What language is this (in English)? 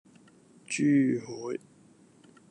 Cantonese